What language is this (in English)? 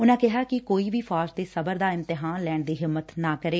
Punjabi